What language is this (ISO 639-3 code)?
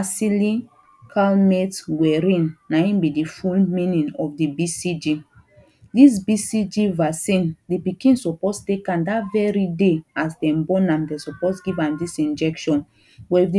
pcm